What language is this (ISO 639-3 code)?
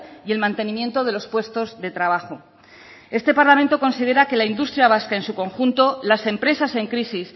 spa